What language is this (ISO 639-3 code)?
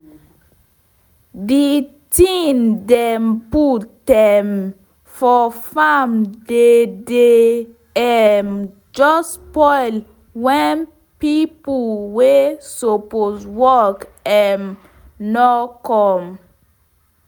pcm